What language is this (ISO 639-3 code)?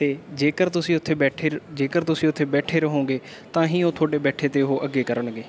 pan